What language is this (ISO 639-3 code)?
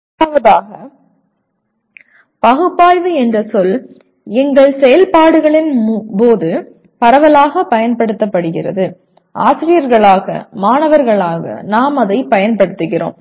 tam